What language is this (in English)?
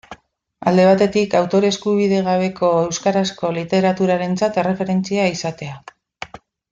Basque